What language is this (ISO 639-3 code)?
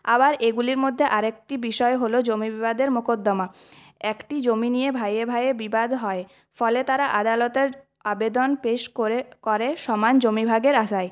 ben